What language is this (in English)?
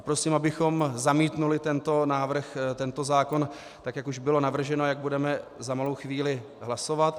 Czech